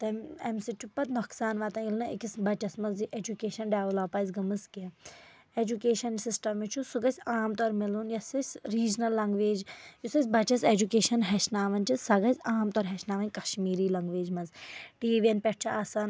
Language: Kashmiri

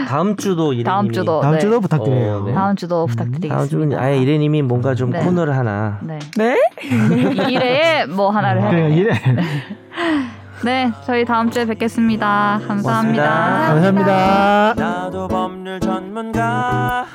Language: Korean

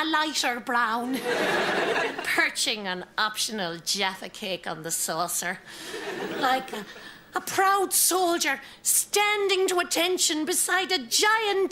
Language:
English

